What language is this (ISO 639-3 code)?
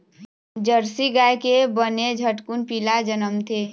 hne